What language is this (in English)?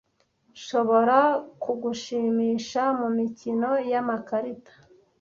Kinyarwanda